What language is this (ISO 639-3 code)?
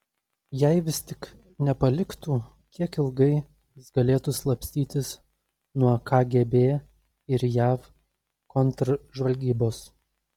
lit